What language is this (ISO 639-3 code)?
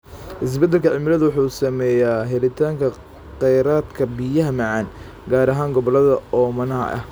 som